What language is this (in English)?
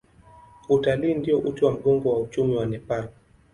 Swahili